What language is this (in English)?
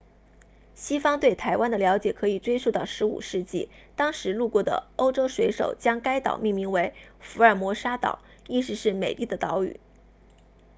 Chinese